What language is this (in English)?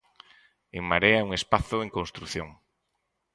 Galician